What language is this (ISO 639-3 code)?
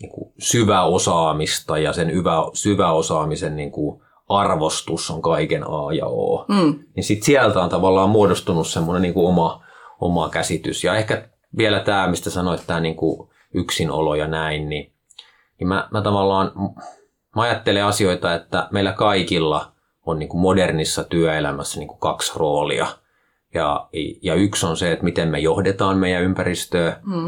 fin